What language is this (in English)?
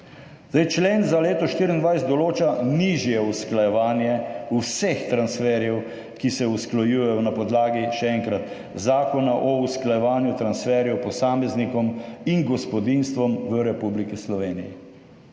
Slovenian